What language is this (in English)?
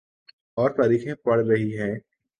Urdu